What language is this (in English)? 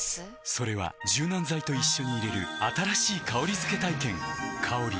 Japanese